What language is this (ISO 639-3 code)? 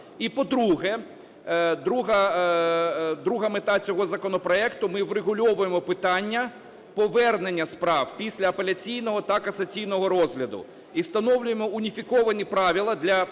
ukr